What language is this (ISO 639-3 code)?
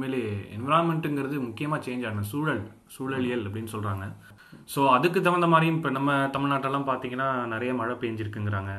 tam